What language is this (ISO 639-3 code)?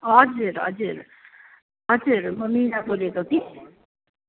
nep